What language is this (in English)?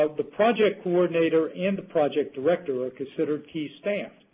English